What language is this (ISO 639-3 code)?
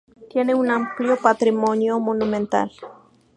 spa